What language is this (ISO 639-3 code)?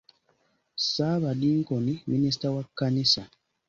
lug